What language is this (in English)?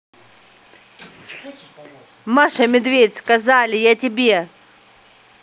Russian